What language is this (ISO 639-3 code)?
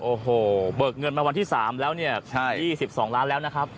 tha